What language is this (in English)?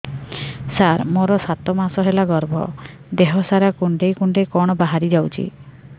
Odia